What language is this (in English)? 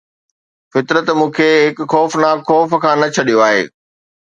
Sindhi